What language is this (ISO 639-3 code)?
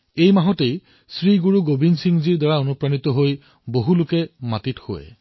asm